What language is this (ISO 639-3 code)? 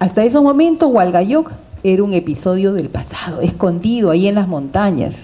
spa